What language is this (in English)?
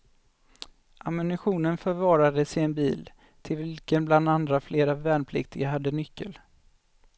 Swedish